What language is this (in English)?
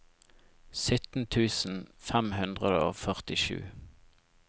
Norwegian